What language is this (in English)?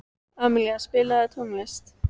Icelandic